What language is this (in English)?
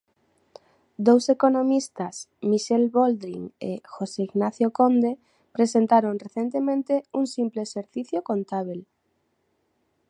Galician